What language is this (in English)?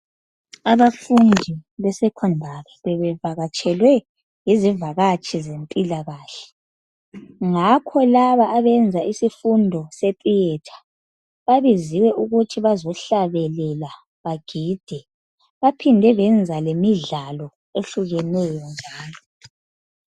North Ndebele